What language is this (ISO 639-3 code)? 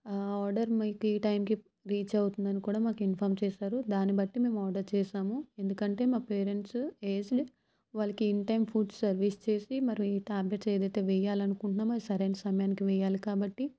tel